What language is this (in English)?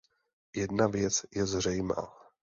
Czech